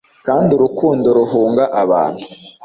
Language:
Kinyarwanda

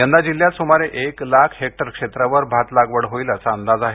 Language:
Marathi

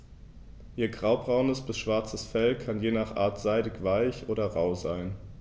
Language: German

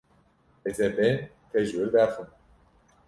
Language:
Kurdish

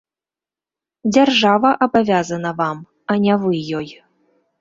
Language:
Belarusian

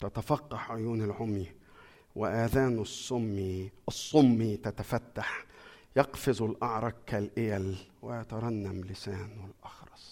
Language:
Arabic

